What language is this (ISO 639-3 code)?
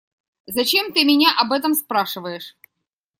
rus